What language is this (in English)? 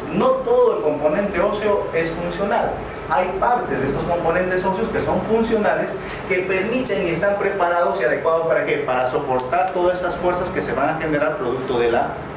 Spanish